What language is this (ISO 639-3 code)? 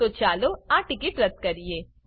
guj